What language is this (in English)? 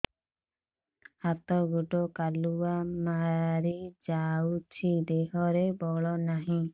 Odia